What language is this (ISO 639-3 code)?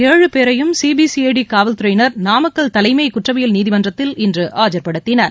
tam